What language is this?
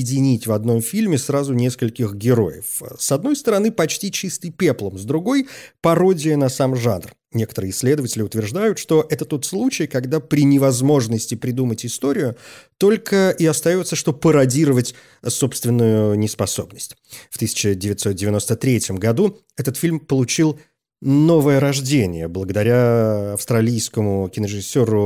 Russian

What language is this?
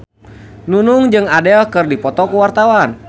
Sundanese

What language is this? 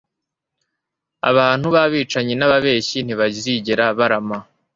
Kinyarwanda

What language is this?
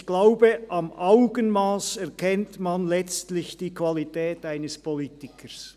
Swiss German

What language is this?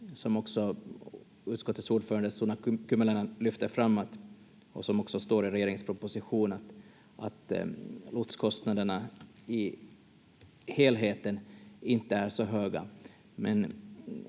Finnish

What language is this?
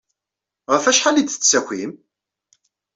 Kabyle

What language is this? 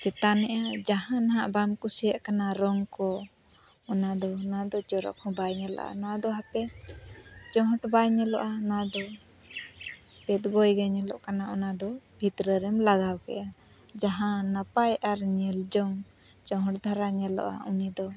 Santali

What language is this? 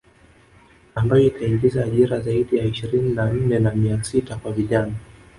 Swahili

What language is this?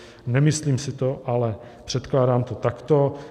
Czech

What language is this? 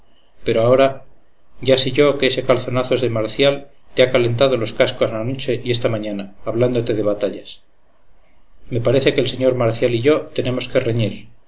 Spanish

